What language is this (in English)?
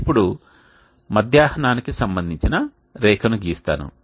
Telugu